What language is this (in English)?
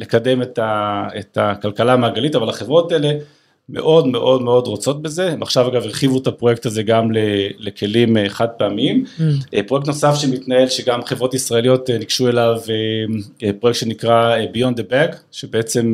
Hebrew